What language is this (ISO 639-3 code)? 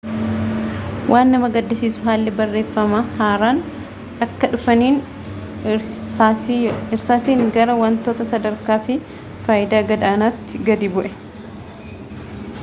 orm